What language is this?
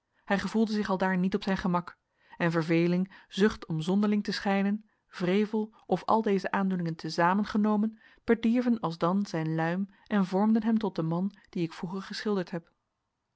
Dutch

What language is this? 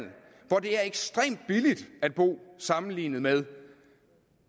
Danish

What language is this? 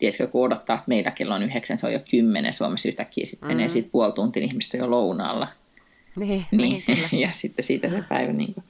Finnish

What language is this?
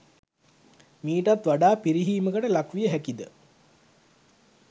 Sinhala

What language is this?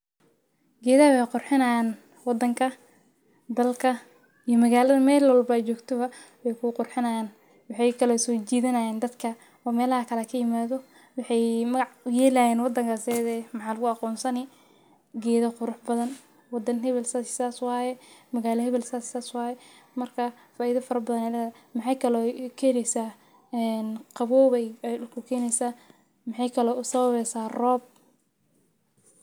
Somali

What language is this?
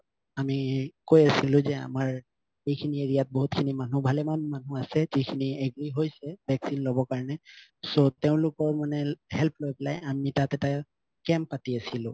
Assamese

